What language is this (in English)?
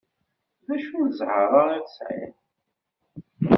Kabyle